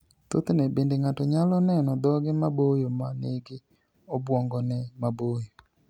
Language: Luo (Kenya and Tanzania)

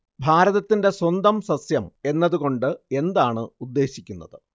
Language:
Malayalam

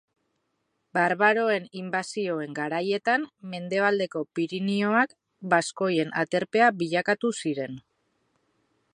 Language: Basque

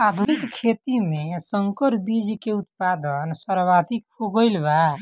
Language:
Bhojpuri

